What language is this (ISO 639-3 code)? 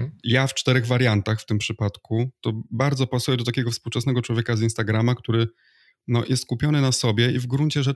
pol